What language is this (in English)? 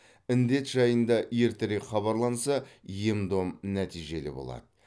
Kazakh